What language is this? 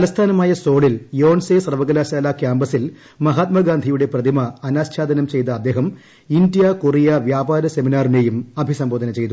Malayalam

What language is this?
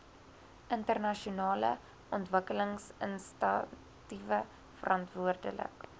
Afrikaans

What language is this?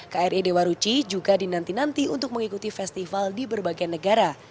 Indonesian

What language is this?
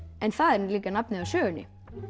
Icelandic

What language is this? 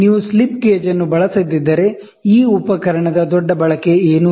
Kannada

